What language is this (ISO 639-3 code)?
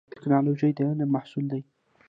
pus